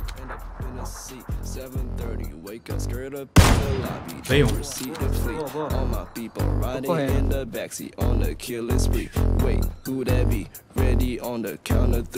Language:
Portuguese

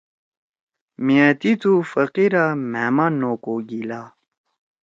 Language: Torwali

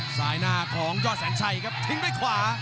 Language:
Thai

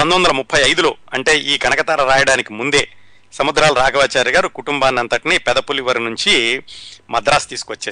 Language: Telugu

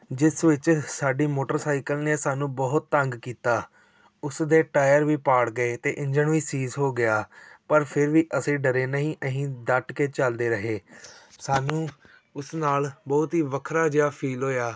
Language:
Punjabi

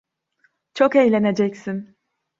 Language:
Turkish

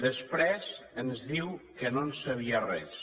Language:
Catalan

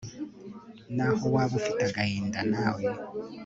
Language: Kinyarwanda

